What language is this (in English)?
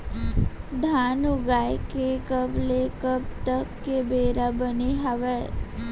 Chhattisgarhi